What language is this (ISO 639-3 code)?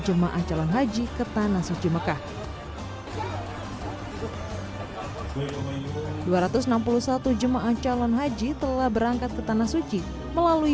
ind